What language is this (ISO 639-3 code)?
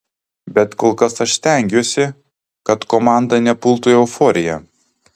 lit